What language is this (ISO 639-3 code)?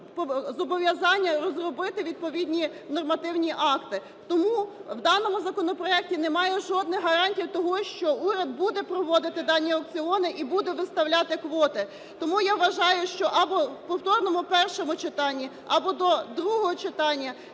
ukr